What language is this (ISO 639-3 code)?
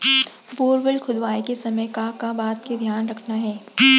hne